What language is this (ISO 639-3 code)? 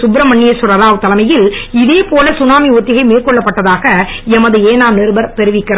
tam